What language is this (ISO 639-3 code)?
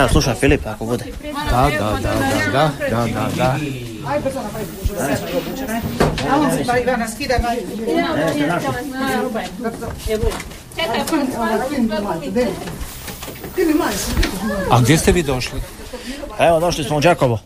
hrv